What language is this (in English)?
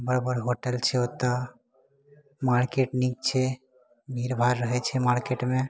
Maithili